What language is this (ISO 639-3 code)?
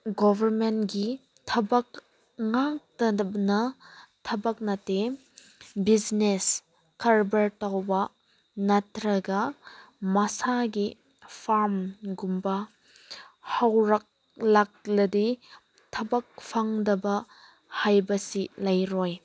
mni